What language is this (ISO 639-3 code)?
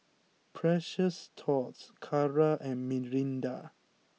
eng